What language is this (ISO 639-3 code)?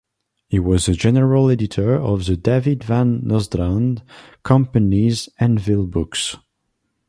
eng